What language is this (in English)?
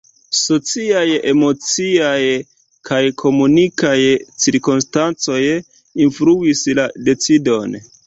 Esperanto